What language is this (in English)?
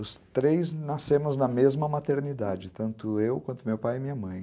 Portuguese